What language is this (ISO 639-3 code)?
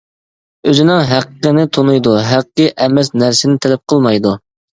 uig